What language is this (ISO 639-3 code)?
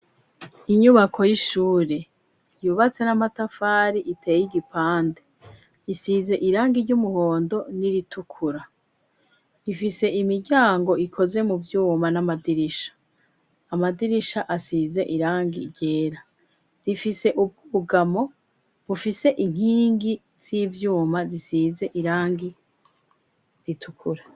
run